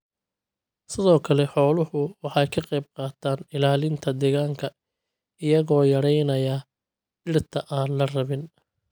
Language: Somali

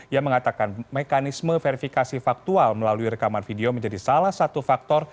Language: Indonesian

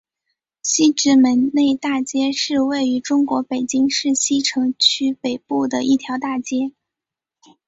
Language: Chinese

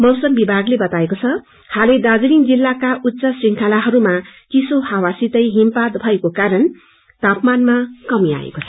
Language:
Nepali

